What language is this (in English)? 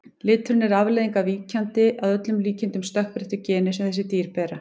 Icelandic